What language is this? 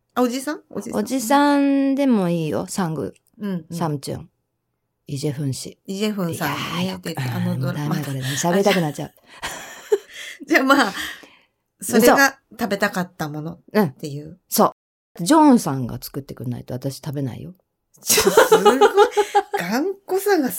Japanese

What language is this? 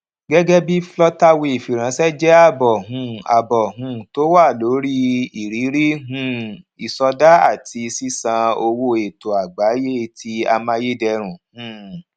Yoruba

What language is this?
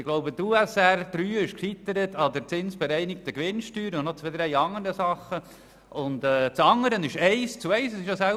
Swiss German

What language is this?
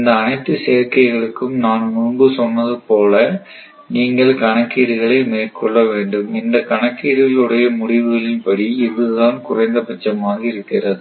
Tamil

